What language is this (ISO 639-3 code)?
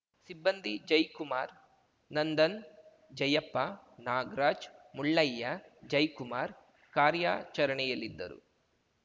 kan